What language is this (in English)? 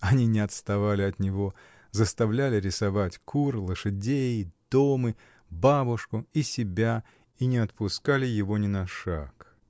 Russian